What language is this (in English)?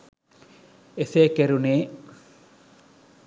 Sinhala